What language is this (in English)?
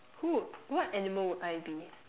English